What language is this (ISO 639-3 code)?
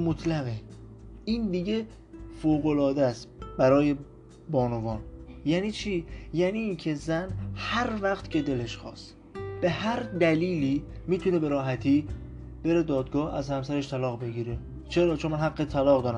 fas